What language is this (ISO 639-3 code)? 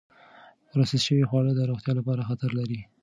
pus